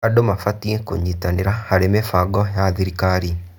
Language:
Kikuyu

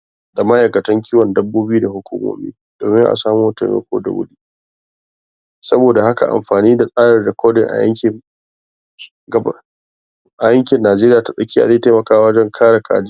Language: Hausa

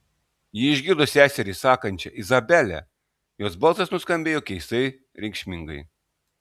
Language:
Lithuanian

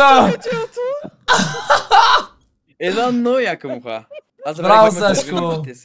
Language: Bulgarian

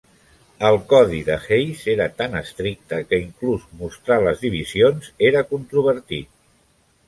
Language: Catalan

